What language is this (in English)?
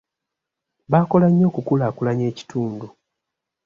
Ganda